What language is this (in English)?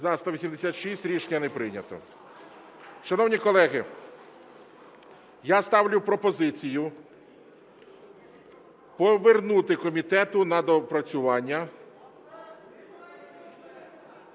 Ukrainian